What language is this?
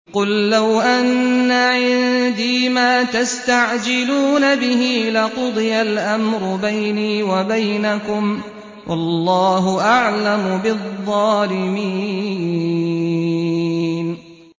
Arabic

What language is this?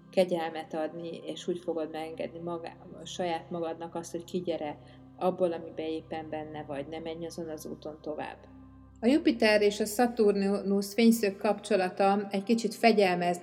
Hungarian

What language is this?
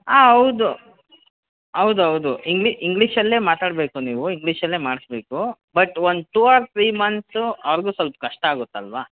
Kannada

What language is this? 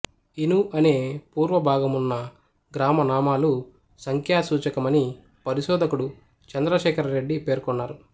Telugu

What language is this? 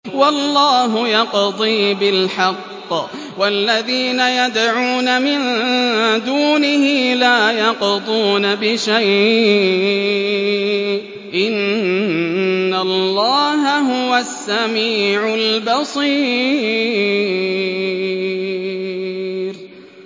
Arabic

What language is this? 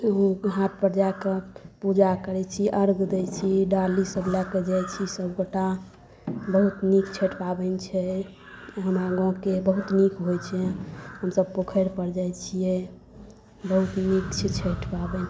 Maithili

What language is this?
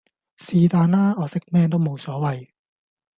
Cantonese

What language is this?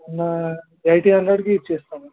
Telugu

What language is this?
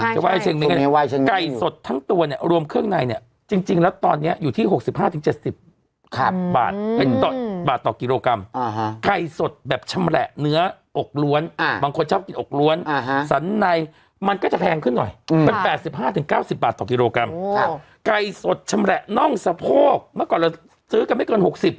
Thai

